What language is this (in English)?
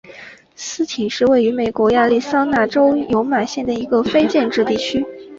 Chinese